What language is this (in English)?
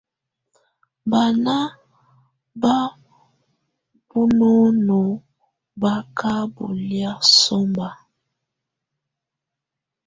Tunen